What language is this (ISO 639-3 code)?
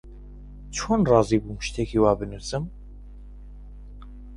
ckb